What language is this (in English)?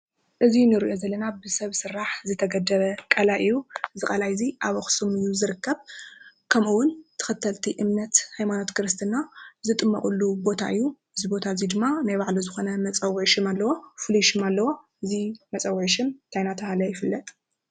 Tigrinya